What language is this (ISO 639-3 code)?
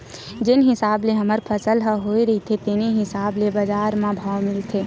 hne